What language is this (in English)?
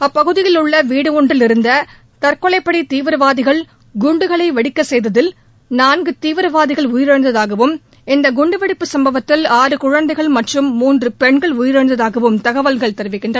Tamil